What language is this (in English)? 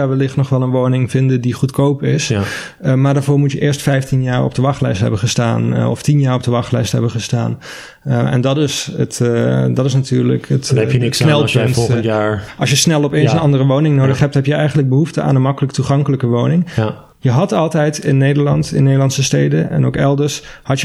Dutch